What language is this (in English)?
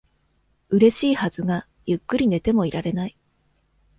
Japanese